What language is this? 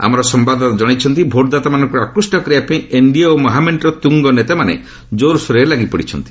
Odia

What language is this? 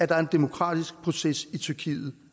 Danish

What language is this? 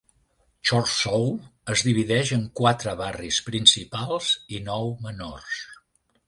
Catalan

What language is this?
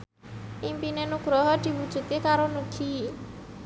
Javanese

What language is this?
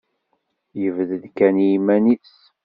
Kabyle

